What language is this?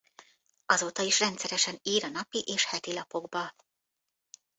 Hungarian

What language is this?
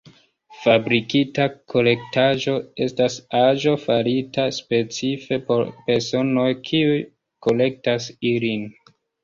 Esperanto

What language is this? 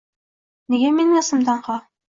Uzbek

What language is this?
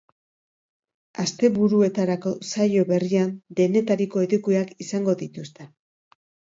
Basque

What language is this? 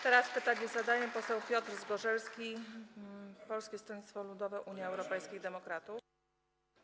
Polish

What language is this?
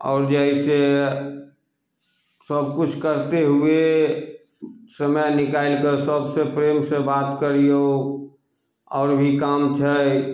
Maithili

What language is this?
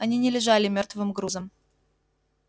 Russian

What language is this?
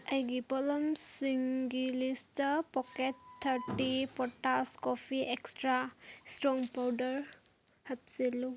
Manipuri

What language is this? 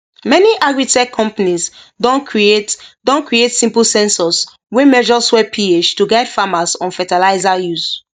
Nigerian Pidgin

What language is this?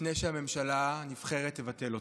Hebrew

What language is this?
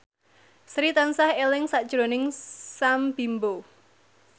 Javanese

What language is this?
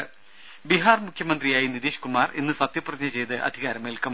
Malayalam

